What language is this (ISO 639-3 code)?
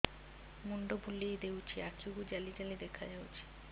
ori